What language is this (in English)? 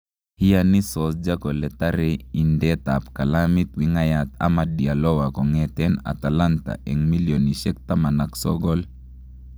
Kalenjin